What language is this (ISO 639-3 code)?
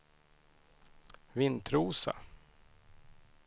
swe